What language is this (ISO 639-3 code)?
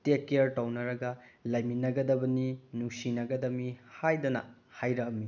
mni